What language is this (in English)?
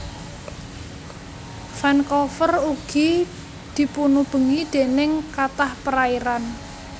Javanese